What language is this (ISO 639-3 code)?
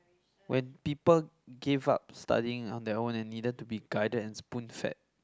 eng